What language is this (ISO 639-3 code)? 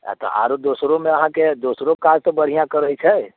mai